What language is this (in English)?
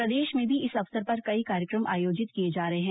Hindi